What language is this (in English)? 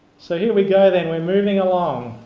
English